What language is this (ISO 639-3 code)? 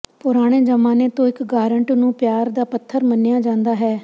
pan